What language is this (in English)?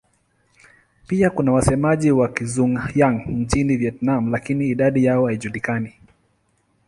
Swahili